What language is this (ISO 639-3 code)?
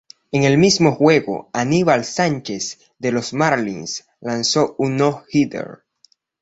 spa